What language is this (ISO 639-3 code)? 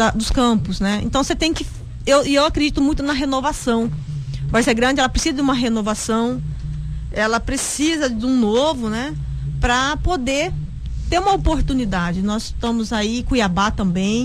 por